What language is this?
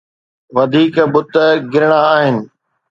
Sindhi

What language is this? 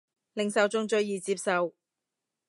Cantonese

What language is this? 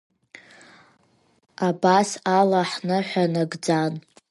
Abkhazian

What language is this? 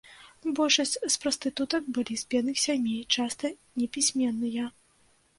Belarusian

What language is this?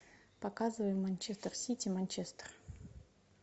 Russian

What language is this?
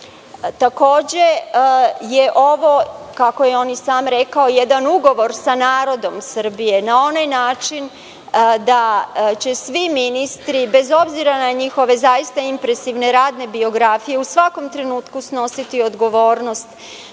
Serbian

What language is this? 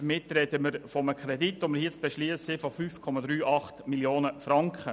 Swiss German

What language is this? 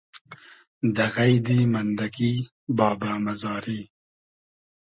Hazaragi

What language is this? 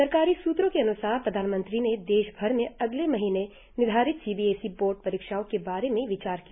Hindi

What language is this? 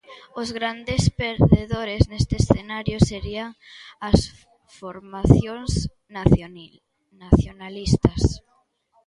Galician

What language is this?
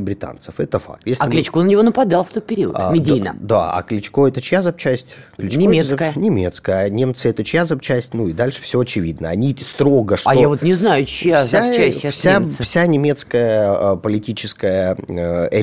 Russian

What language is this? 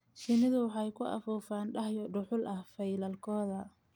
Somali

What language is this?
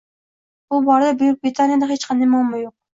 Uzbek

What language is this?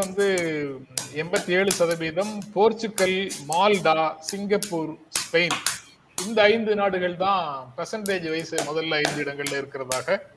Tamil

